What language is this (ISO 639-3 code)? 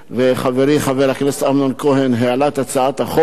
heb